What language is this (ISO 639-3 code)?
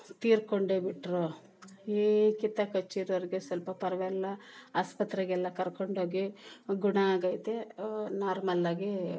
kan